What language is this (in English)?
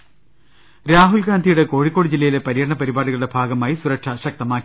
Malayalam